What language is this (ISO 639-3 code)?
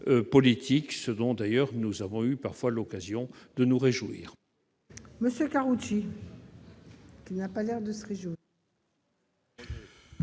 fra